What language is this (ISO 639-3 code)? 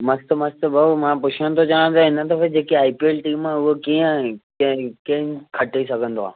snd